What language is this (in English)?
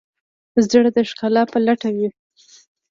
Pashto